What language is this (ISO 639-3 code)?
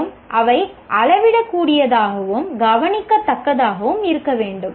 tam